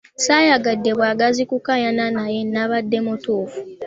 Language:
Ganda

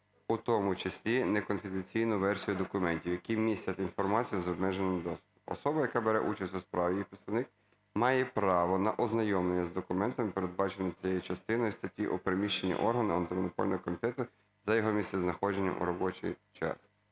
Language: Ukrainian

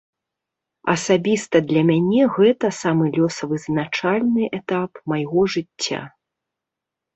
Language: Belarusian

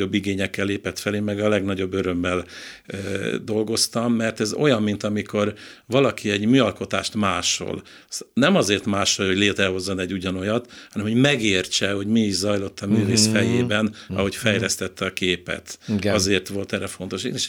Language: Hungarian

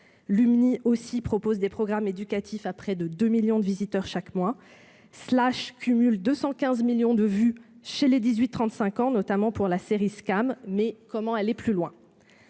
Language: French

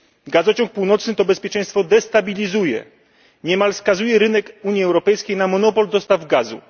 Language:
Polish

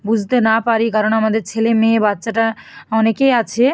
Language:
Bangla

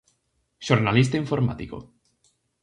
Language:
Galician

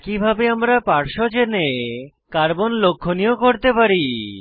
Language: Bangla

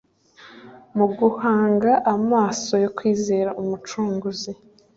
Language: Kinyarwanda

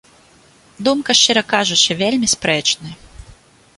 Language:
Belarusian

